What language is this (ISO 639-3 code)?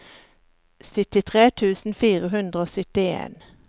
nor